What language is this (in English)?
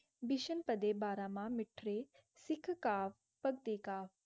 Punjabi